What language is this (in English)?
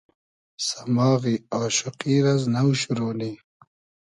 Hazaragi